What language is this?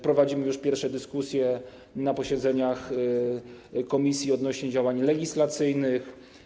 Polish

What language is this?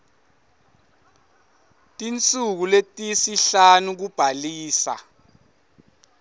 Swati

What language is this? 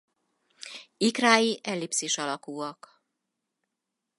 Hungarian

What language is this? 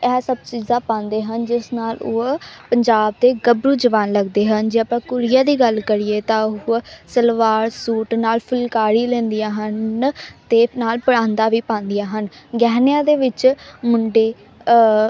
Punjabi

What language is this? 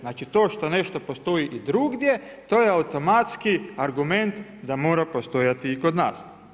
Croatian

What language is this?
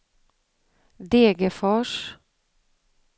Swedish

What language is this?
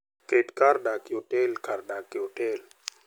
Luo (Kenya and Tanzania)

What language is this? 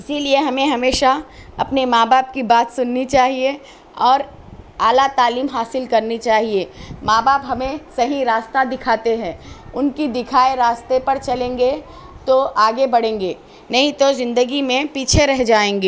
Urdu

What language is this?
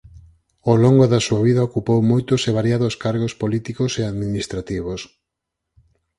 Galician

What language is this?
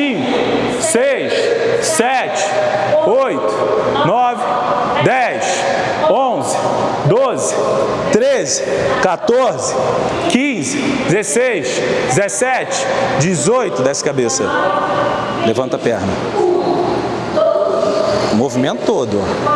Portuguese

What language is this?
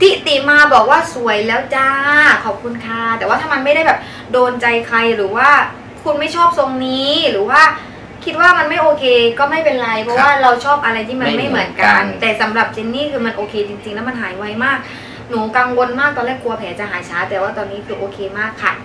Thai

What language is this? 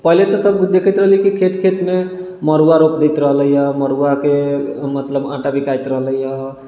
Maithili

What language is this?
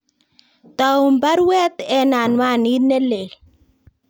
Kalenjin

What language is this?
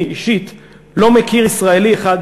Hebrew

